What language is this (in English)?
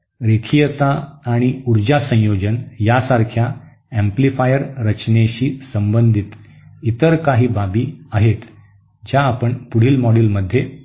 Marathi